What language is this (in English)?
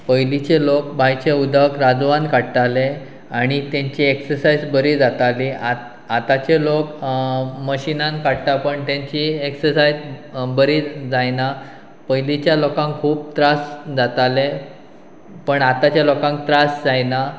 Konkani